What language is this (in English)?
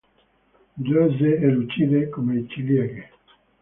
Italian